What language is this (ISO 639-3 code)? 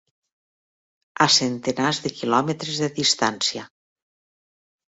cat